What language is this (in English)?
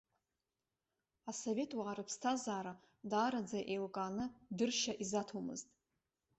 Abkhazian